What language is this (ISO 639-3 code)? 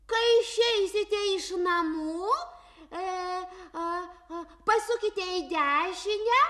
lit